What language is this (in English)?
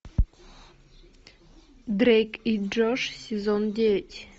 Russian